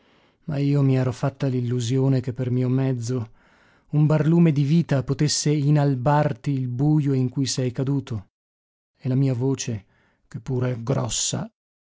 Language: Italian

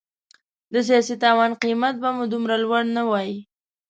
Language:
Pashto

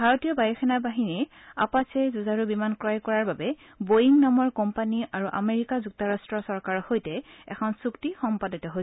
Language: Assamese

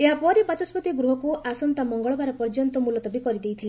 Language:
Odia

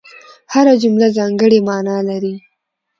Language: Pashto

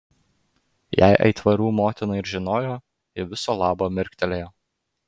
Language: Lithuanian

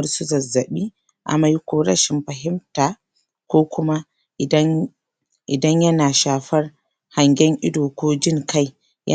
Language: Hausa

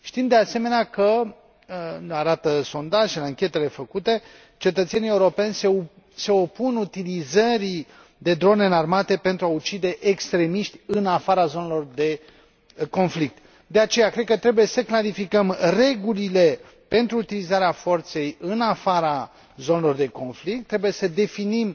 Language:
Romanian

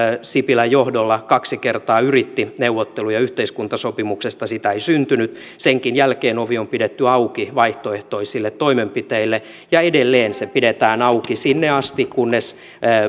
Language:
Finnish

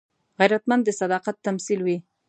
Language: Pashto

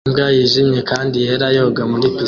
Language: Kinyarwanda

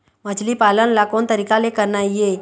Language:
Chhattisgarhi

